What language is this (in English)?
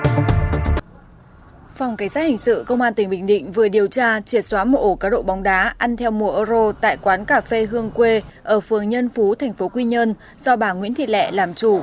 Vietnamese